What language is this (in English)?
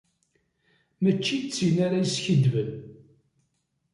Kabyle